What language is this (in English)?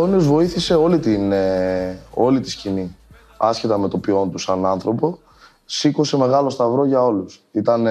Greek